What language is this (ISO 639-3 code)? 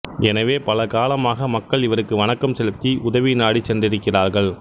tam